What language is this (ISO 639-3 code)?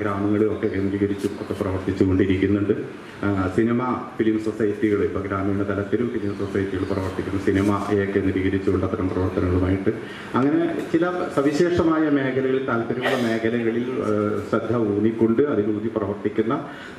mal